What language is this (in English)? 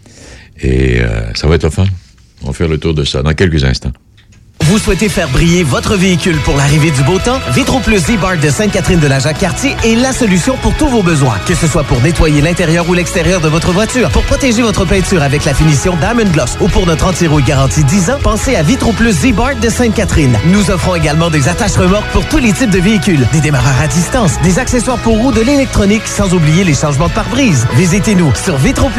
French